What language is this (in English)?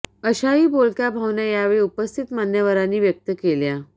Marathi